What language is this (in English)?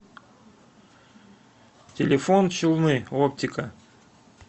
Russian